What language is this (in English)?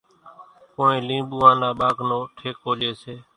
Kachi Koli